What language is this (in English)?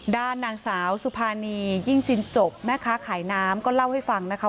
Thai